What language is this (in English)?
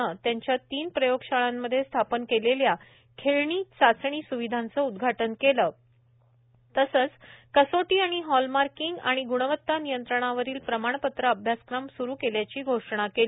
Marathi